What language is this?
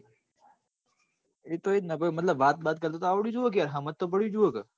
Gujarati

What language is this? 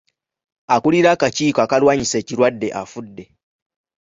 Ganda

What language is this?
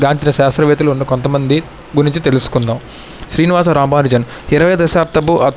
Telugu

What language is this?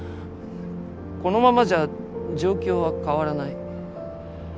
Japanese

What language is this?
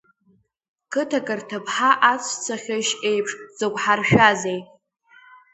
Abkhazian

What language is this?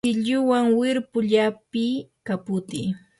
Yanahuanca Pasco Quechua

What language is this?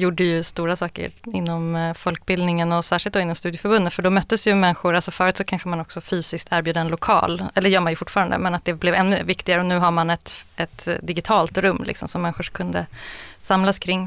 Swedish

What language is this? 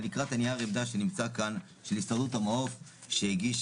Hebrew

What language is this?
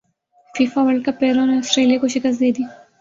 Urdu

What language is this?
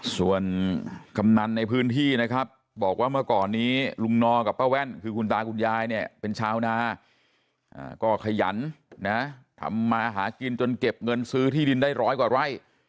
Thai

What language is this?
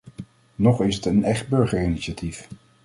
Dutch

